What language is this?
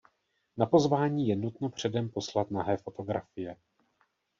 Czech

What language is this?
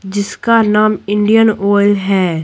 Hindi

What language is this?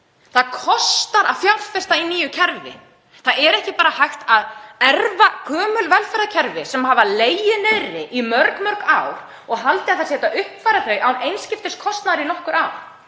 Icelandic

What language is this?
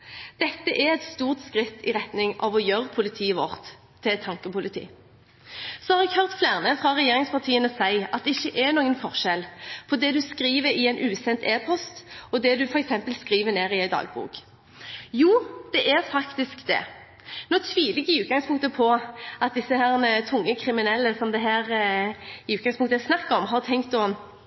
Norwegian Bokmål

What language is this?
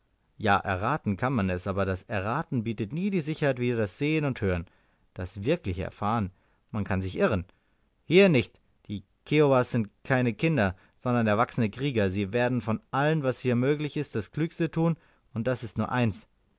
German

